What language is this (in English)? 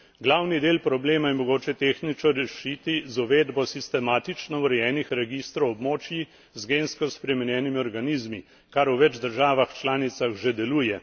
Slovenian